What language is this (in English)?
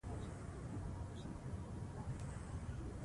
Pashto